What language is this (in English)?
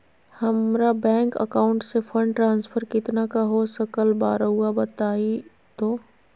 Magahi